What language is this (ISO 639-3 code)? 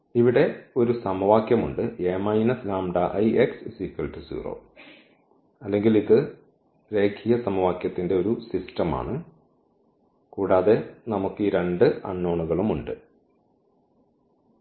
mal